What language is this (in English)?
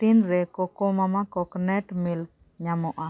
Santali